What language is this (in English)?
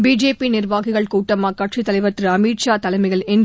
Tamil